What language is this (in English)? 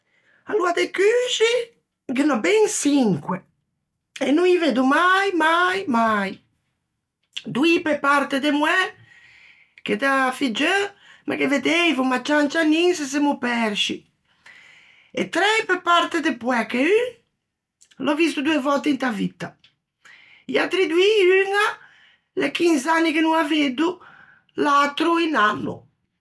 Ligurian